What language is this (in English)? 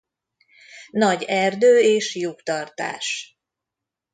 Hungarian